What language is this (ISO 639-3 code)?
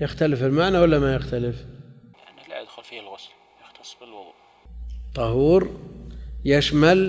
ara